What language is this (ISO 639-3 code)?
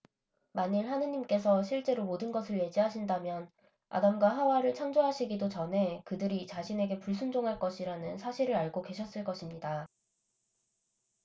kor